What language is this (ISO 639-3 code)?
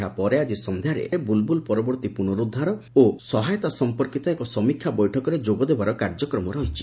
ori